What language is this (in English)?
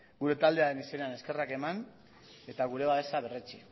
Basque